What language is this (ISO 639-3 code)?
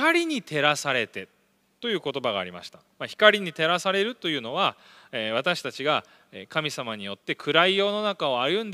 jpn